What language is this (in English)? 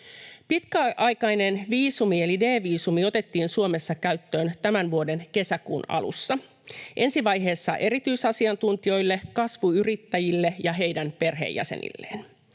Finnish